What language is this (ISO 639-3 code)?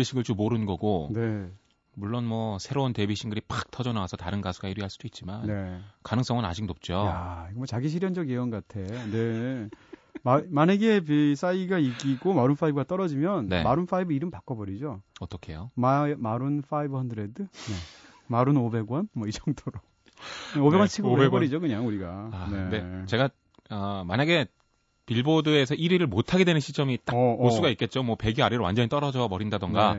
kor